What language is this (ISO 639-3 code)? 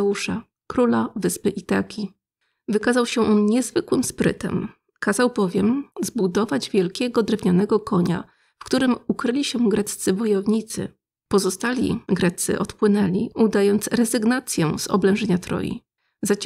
pol